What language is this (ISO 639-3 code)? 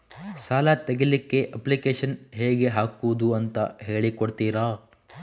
kan